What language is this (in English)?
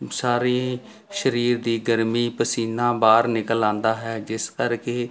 Punjabi